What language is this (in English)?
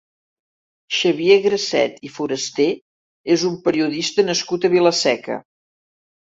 Catalan